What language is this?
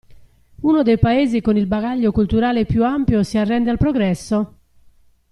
Italian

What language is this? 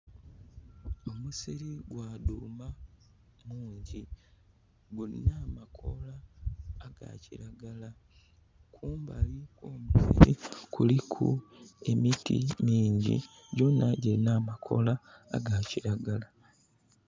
Soga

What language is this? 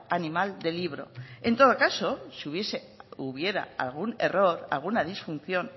Spanish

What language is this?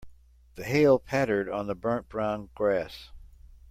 English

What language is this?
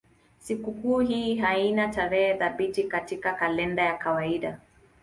Swahili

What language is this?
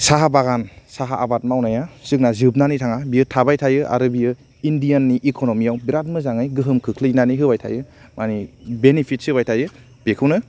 Bodo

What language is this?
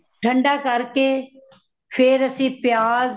Punjabi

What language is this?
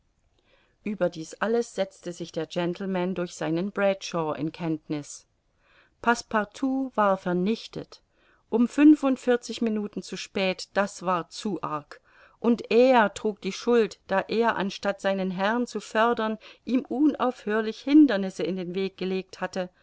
German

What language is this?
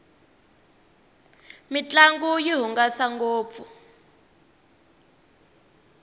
Tsonga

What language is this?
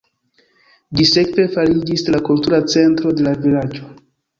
Esperanto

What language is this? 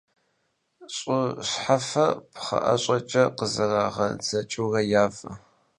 Kabardian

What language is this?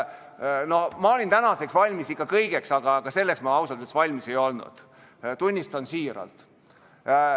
Estonian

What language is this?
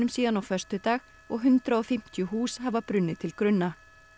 Icelandic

